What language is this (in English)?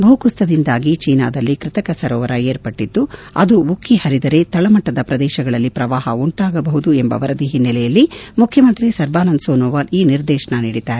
Kannada